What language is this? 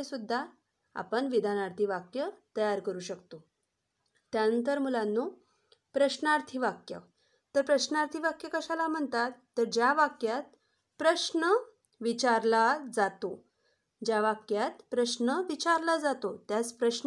Romanian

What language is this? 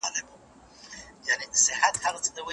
Pashto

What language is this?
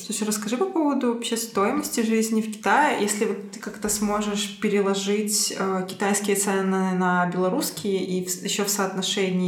Russian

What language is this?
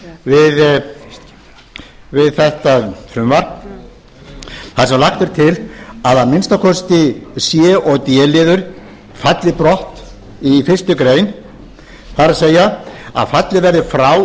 Icelandic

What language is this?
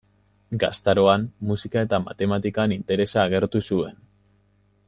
Basque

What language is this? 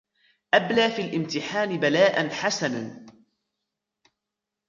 Arabic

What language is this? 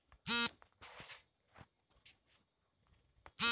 Kannada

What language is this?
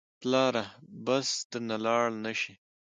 Pashto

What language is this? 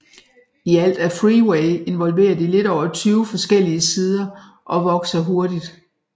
Danish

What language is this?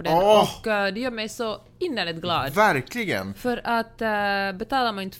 Swedish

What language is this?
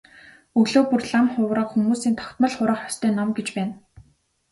Mongolian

